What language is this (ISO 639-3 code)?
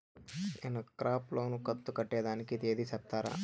tel